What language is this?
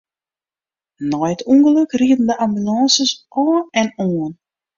Western Frisian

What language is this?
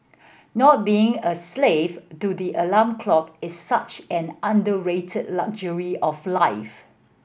English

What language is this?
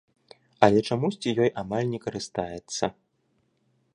Belarusian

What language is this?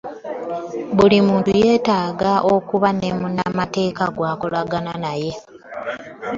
Ganda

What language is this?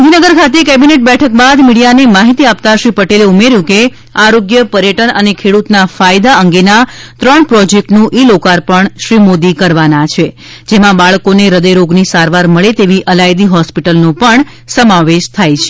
Gujarati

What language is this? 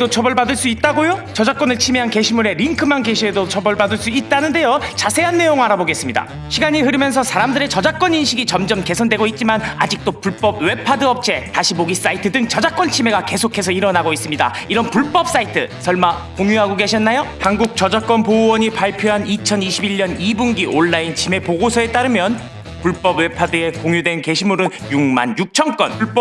Korean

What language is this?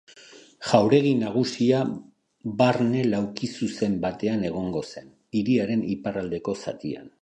Basque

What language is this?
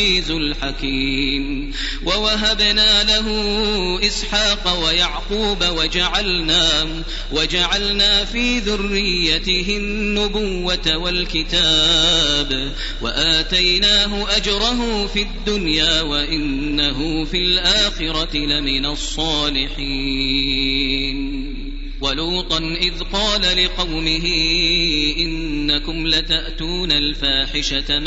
Arabic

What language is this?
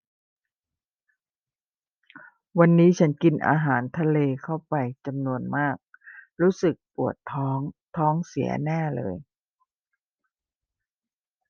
Thai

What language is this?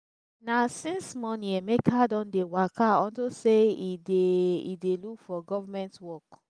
Nigerian Pidgin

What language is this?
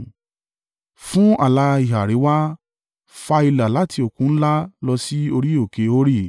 Yoruba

